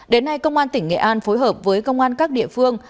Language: Vietnamese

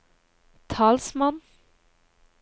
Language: Norwegian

